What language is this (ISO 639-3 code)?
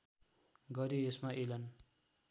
nep